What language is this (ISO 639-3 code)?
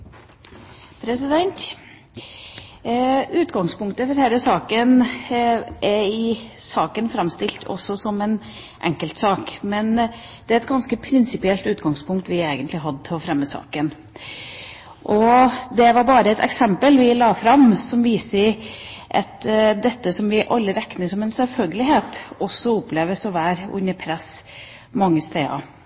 nob